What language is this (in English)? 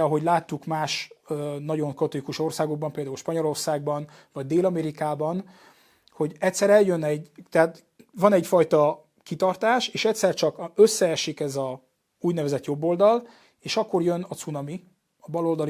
Hungarian